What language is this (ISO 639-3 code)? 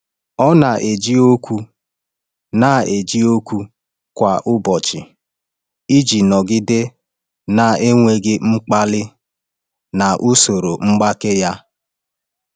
ibo